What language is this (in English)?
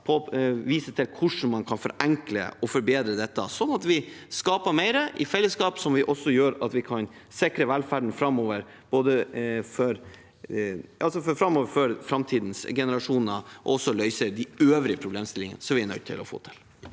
Norwegian